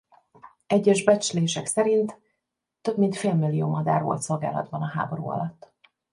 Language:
Hungarian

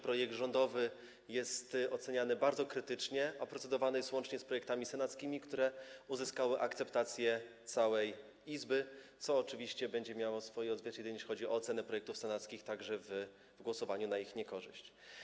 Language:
Polish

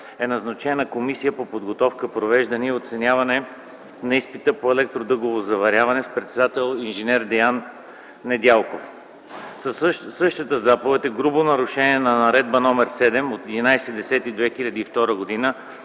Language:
Bulgarian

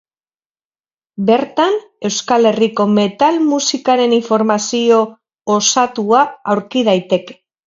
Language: Basque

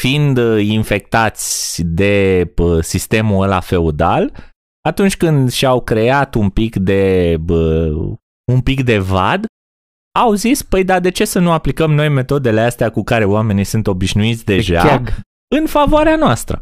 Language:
Romanian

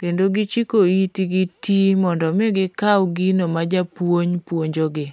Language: Luo (Kenya and Tanzania)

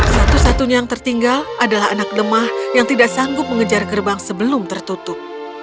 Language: Indonesian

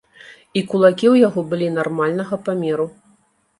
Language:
Belarusian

